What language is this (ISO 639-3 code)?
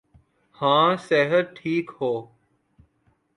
urd